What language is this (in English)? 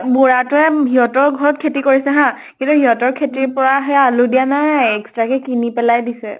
Assamese